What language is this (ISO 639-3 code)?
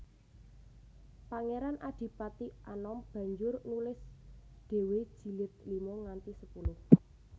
jav